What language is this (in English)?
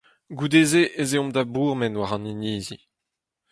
Breton